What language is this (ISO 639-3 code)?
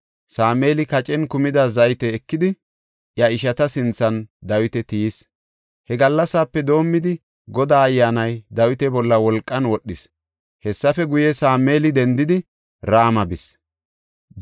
gof